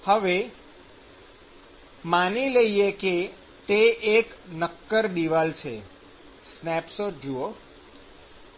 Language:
Gujarati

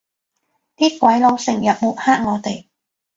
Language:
Cantonese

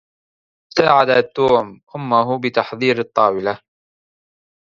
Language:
Arabic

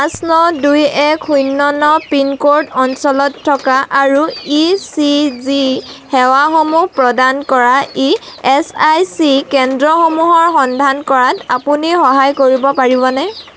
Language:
Assamese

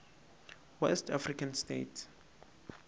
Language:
Northern Sotho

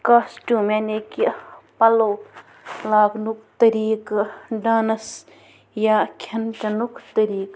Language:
Kashmiri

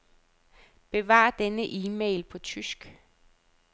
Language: Danish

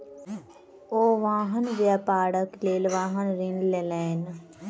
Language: Maithili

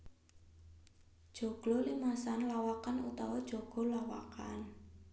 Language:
Javanese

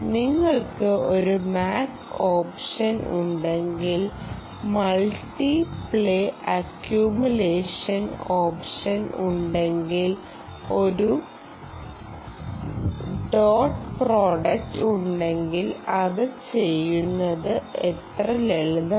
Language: Malayalam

